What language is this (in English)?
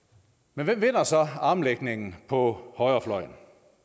Danish